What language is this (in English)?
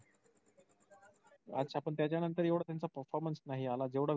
Marathi